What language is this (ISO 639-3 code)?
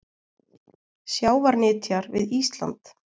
isl